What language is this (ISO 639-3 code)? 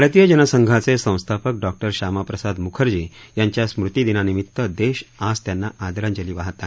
mar